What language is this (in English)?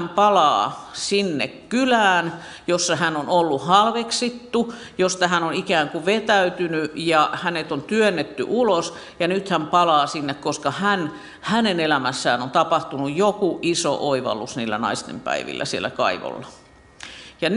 Finnish